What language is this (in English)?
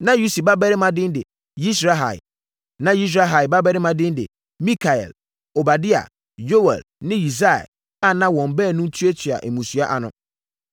Akan